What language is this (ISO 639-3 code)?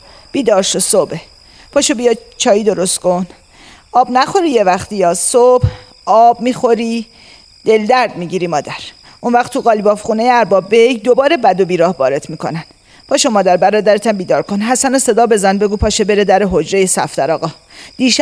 fas